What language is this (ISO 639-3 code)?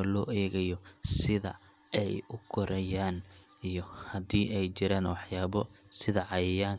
som